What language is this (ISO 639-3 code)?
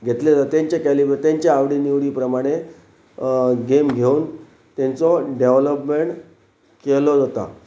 kok